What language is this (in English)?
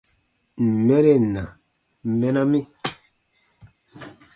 Baatonum